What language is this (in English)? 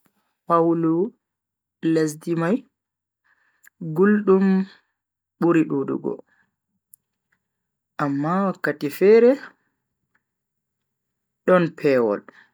Bagirmi Fulfulde